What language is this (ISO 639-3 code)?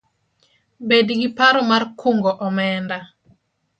luo